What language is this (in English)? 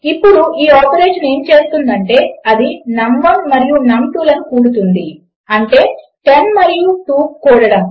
Telugu